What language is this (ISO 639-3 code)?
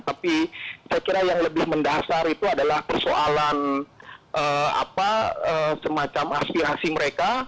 ind